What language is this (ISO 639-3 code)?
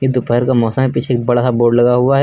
hin